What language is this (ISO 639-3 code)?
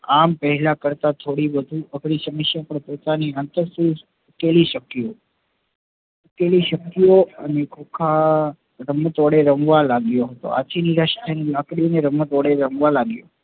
guj